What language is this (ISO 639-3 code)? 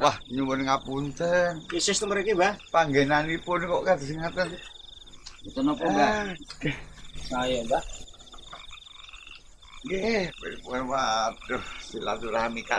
ind